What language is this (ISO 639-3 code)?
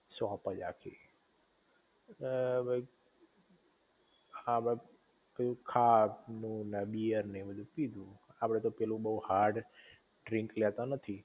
guj